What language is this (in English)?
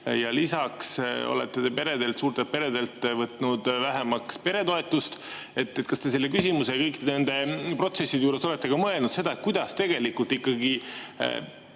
Estonian